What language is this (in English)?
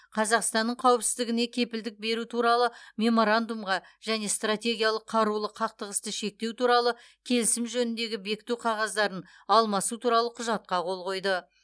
Kazakh